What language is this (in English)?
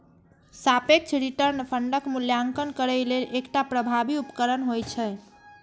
Maithili